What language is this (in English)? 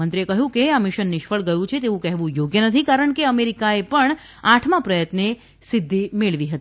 Gujarati